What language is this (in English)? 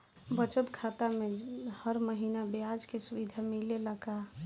Bhojpuri